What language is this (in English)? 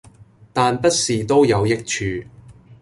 Cantonese